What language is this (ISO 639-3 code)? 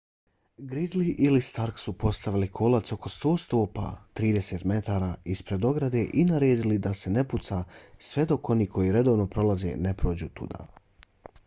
bos